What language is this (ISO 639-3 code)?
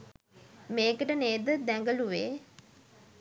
sin